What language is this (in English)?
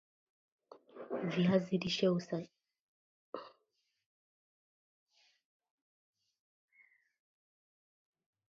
Swahili